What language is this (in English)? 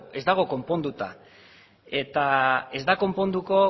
Basque